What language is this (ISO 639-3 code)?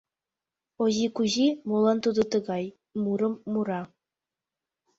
chm